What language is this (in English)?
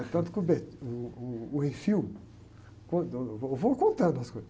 Portuguese